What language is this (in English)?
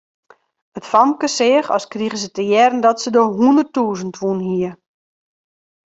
Western Frisian